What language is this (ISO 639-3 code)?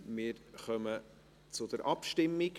gsw